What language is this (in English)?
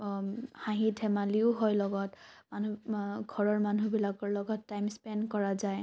Assamese